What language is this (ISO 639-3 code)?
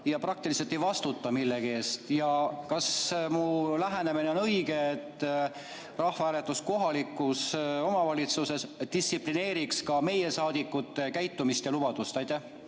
est